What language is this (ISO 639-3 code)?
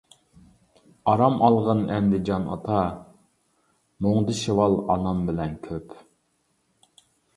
uig